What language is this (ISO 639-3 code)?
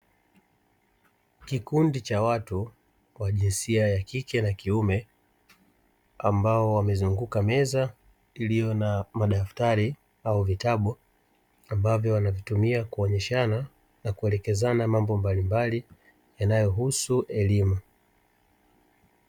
swa